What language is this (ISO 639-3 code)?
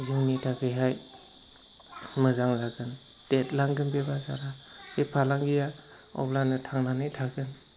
brx